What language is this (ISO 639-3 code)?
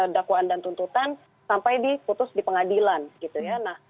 ind